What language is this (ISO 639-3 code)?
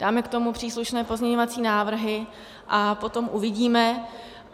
ces